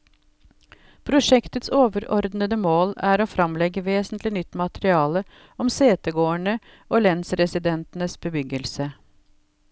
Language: Norwegian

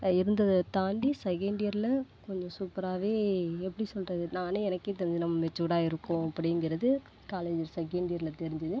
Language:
Tamil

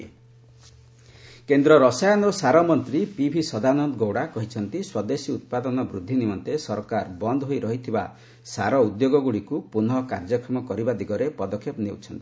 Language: Odia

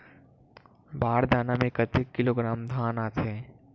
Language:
Chhattisgarhi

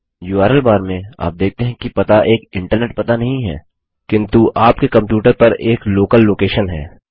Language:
Hindi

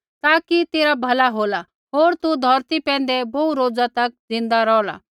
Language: Kullu Pahari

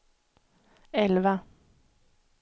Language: Swedish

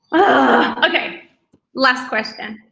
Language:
English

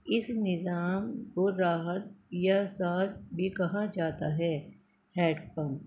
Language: Urdu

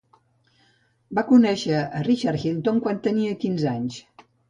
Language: Catalan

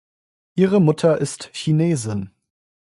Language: German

